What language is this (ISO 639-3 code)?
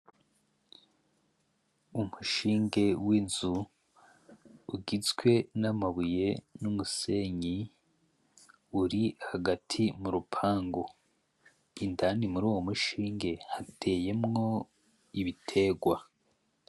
run